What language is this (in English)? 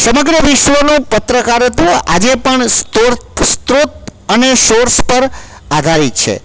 Gujarati